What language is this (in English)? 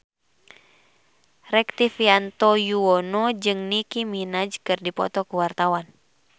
Sundanese